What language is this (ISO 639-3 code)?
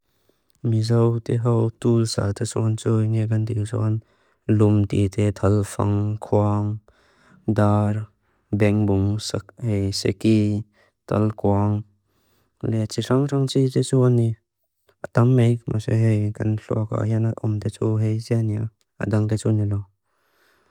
lus